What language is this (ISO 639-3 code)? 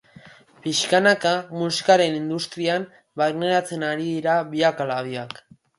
eus